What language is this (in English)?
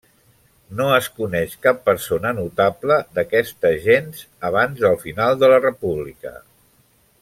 Catalan